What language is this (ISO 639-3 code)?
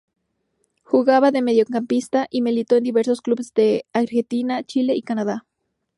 spa